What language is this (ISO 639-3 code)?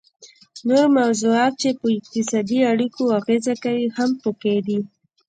pus